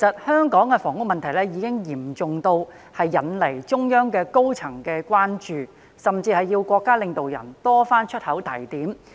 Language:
Cantonese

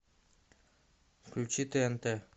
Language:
Russian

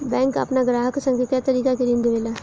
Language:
Bhojpuri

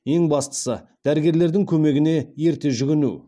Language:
Kazakh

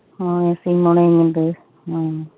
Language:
Santali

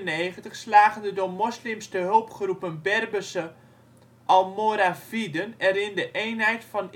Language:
Dutch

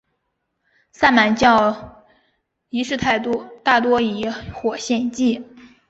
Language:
Chinese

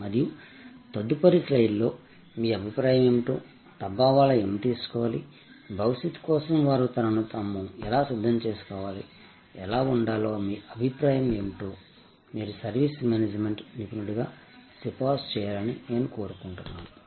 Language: Telugu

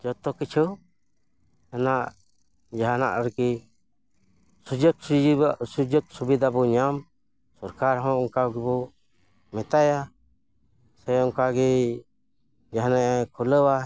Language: Santali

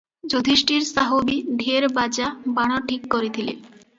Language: Odia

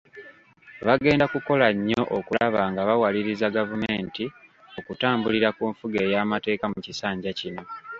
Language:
Ganda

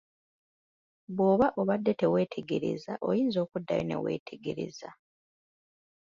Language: Ganda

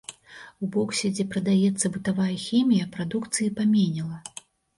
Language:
Belarusian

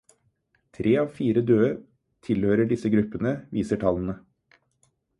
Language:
Norwegian Bokmål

